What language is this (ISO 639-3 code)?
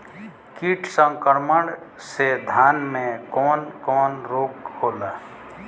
bho